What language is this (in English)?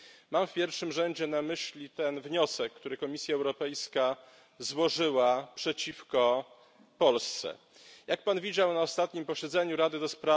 Polish